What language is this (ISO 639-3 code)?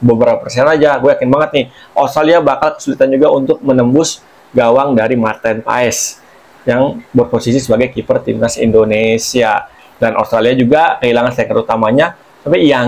ind